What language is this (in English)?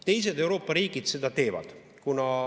Estonian